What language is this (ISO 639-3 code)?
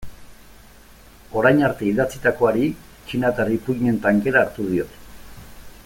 eus